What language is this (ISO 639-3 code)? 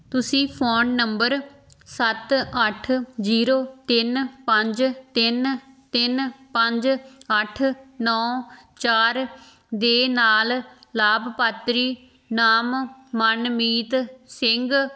pan